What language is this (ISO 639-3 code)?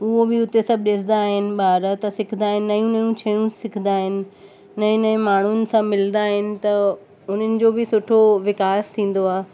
snd